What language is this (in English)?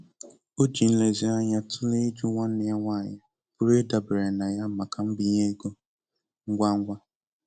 Igbo